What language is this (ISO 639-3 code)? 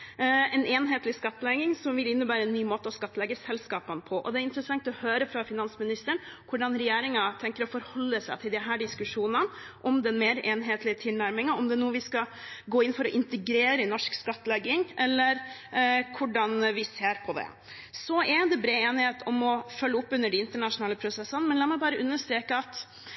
nob